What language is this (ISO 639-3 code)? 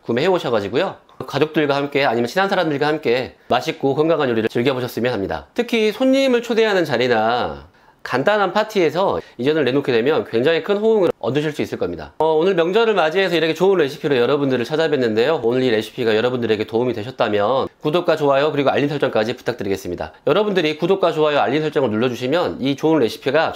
kor